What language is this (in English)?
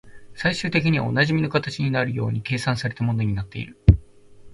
Japanese